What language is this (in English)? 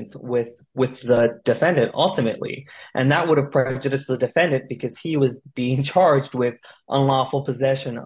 English